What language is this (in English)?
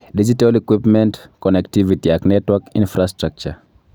Kalenjin